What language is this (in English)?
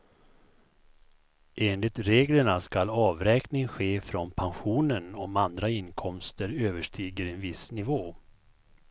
Swedish